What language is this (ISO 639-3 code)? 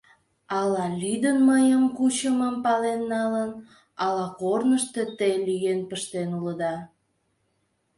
chm